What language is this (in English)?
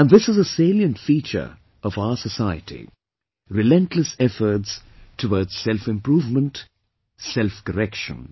English